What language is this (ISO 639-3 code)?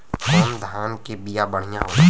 bho